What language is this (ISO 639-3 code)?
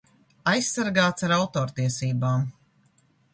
lav